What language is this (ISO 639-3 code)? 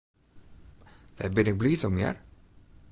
fry